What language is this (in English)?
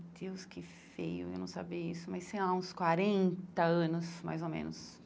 Portuguese